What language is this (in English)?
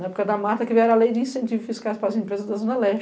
Portuguese